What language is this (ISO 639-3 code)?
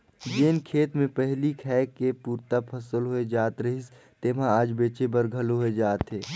hne